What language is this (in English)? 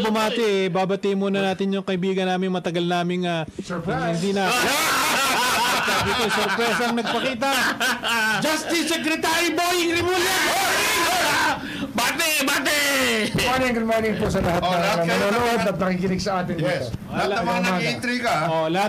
Filipino